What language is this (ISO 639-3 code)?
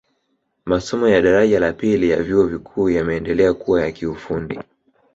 swa